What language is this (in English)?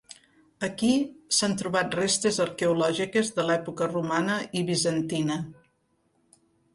Catalan